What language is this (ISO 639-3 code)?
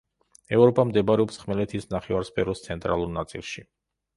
kat